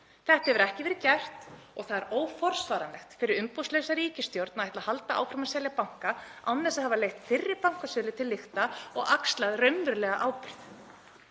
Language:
Icelandic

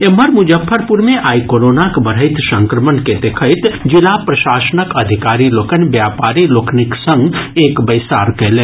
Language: Maithili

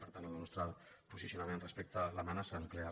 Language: Catalan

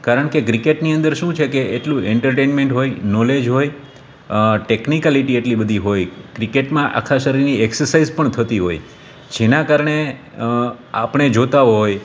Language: Gujarati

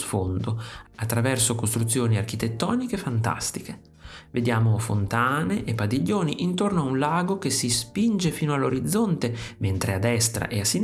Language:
Italian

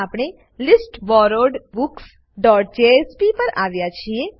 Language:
Gujarati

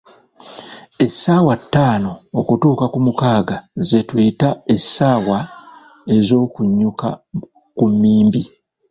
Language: Ganda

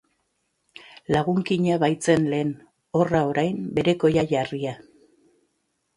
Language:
Basque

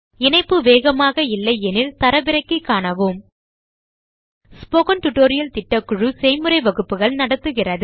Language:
Tamil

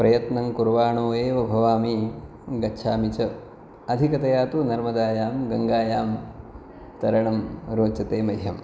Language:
Sanskrit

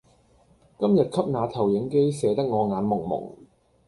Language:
Cantonese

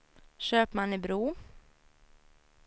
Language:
Swedish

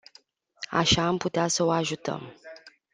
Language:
Romanian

